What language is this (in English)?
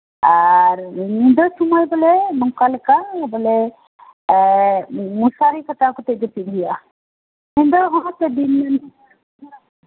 Santali